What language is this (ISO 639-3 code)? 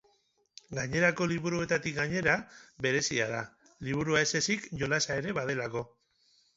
eus